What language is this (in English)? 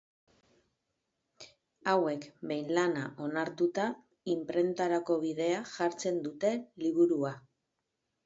Basque